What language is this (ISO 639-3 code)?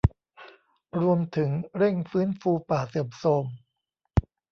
tha